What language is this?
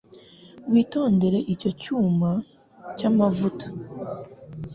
Kinyarwanda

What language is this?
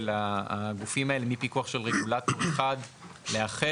Hebrew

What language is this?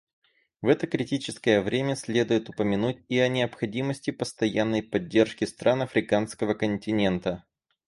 Russian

